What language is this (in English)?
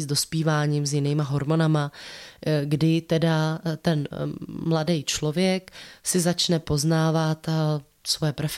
Czech